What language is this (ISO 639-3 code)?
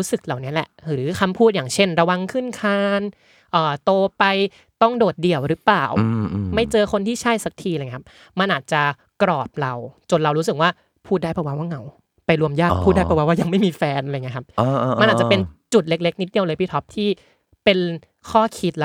tha